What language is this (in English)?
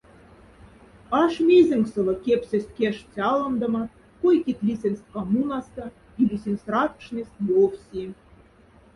Moksha